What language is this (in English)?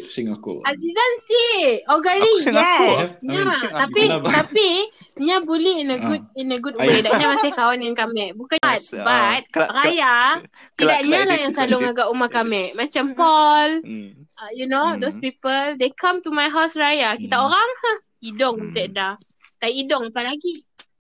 Malay